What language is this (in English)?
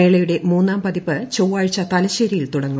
Malayalam